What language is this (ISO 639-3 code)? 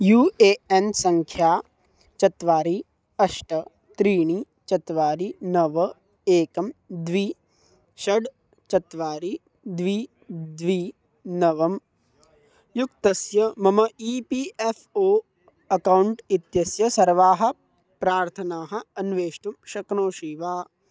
san